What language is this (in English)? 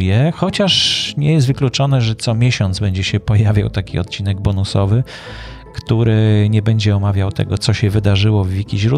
Polish